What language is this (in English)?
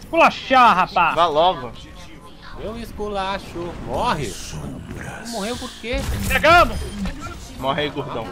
Portuguese